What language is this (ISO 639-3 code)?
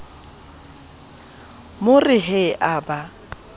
sot